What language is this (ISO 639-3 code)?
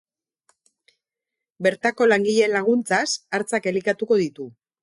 eus